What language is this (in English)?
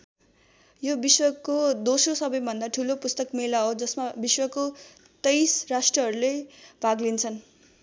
Nepali